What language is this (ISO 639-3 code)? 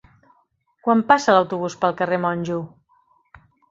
cat